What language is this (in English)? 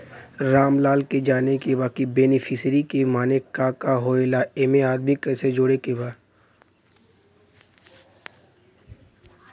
Bhojpuri